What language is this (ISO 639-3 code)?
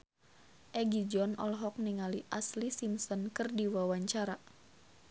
sun